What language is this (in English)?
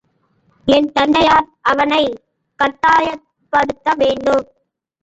Tamil